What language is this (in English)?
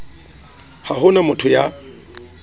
Southern Sotho